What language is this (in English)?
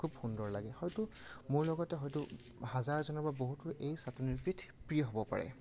Assamese